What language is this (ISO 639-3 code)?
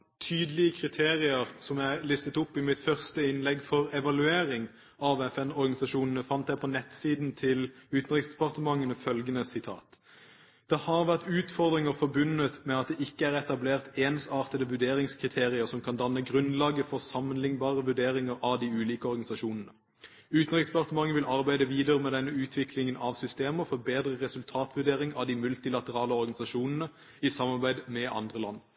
nob